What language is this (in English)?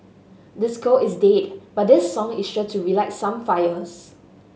English